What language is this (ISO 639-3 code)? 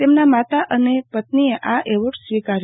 guj